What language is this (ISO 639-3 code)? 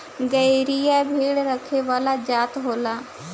bho